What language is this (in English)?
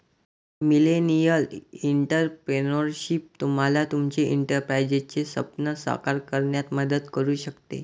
Marathi